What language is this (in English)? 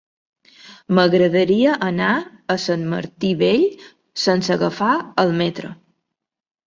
Catalan